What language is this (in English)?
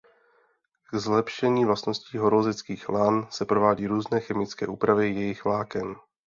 Czech